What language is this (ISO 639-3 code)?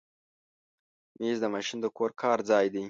pus